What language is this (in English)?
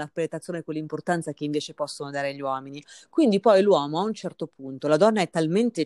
Italian